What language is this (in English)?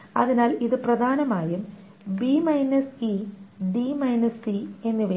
Malayalam